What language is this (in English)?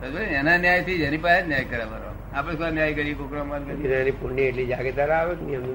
Gujarati